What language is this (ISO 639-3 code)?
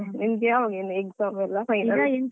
kan